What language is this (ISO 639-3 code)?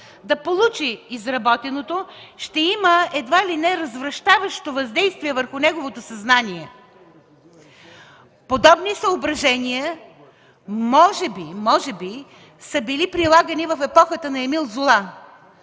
bul